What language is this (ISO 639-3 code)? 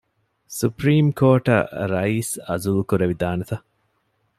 div